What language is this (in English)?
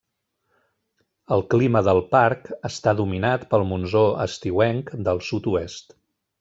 Catalan